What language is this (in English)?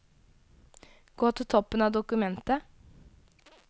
Norwegian